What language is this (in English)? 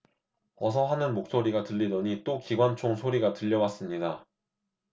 Korean